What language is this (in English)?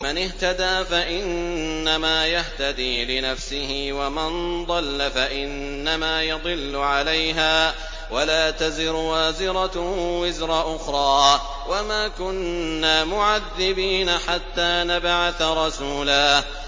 Arabic